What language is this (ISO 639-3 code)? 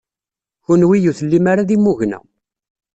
kab